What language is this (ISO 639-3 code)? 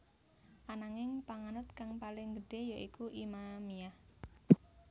jav